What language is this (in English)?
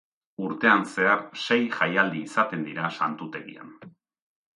Basque